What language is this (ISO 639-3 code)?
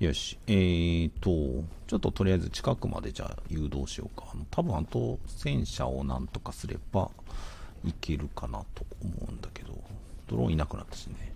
jpn